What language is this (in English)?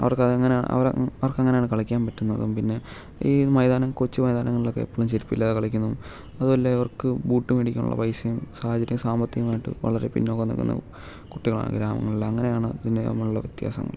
Malayalam